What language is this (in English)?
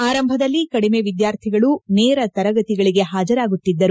Kannada